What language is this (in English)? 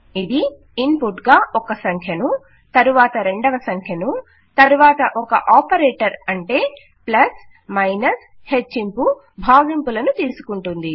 Telugu